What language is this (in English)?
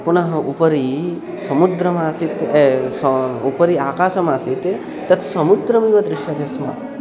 Sanskrit